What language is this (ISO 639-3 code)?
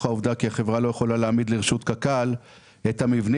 heb